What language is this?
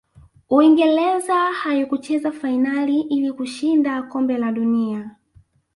Swahili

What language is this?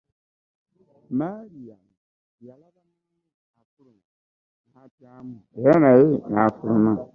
Ganda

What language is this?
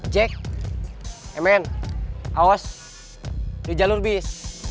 Indonesian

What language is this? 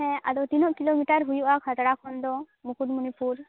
Santali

